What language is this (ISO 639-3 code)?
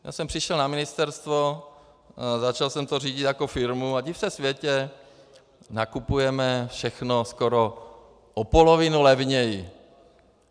ces